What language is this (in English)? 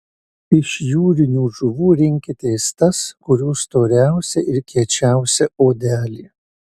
Lithuanian